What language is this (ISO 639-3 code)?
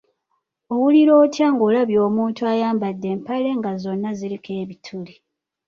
lug